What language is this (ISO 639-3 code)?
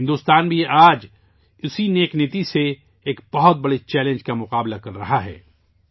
urd